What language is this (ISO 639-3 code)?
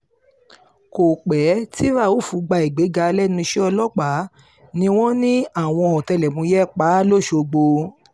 yor